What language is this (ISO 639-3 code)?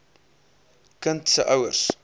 afr